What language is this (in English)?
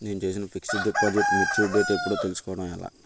Telugu